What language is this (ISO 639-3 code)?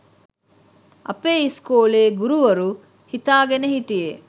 sin